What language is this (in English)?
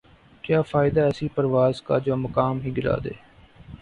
Urdu